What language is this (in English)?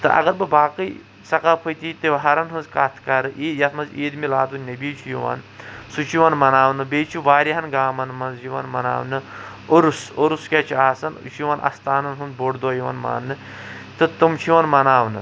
Kashmiri